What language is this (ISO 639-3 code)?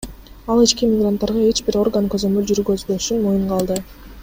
kir